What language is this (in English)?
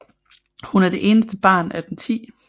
Danish